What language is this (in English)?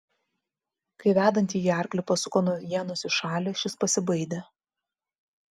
Lithuanian